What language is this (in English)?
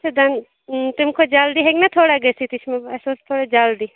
Kashmiri